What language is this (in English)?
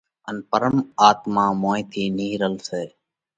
Parkari Koli